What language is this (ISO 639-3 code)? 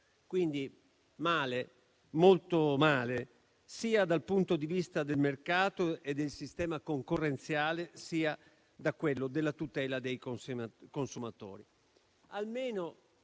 ita